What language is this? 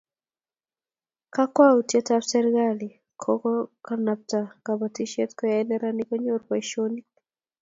Kalenjin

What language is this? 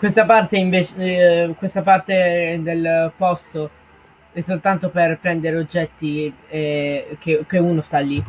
Italian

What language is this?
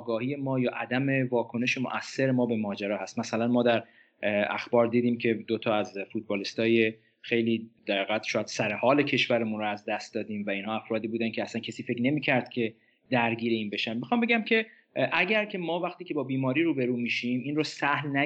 Persian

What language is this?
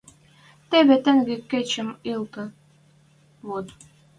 Western Mari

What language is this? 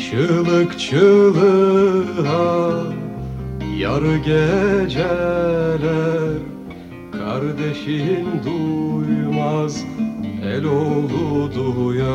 Turkish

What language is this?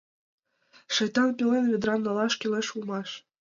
Mari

